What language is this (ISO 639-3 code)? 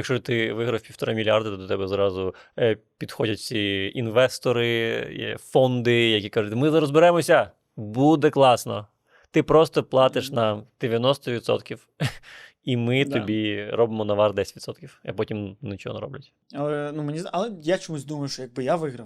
ukr